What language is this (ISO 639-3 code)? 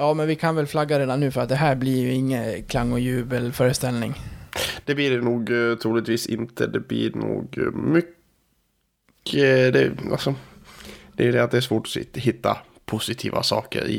swe